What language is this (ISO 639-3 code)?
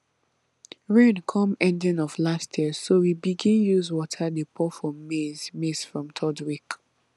pcm